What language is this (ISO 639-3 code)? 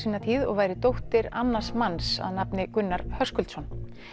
isl